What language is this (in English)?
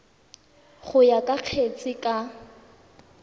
Tswana